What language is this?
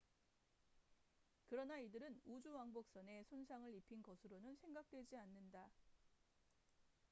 Korean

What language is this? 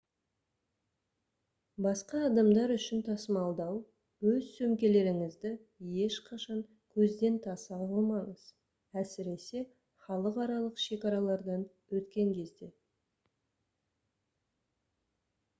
Kazakh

